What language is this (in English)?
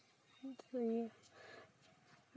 Santali